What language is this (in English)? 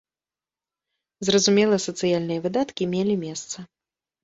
Belarusian